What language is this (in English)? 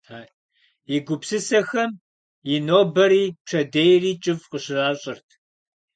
Kabardian